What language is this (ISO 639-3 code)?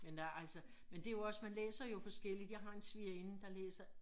dan